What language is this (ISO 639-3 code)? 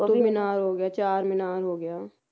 pan